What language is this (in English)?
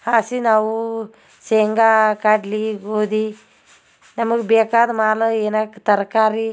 Kannada